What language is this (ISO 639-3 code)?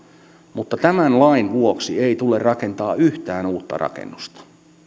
fin